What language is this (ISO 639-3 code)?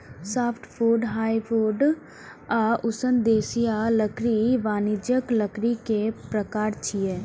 mai